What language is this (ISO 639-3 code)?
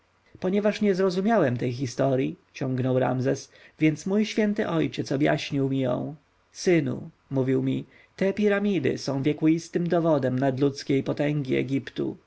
pol